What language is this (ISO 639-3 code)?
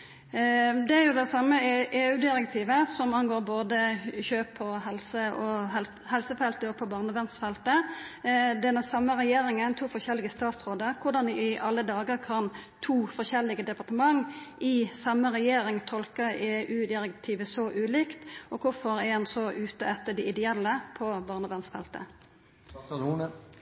nno